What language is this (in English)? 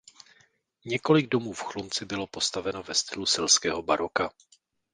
Czech